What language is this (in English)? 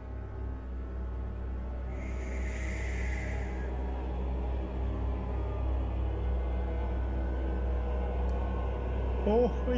Russian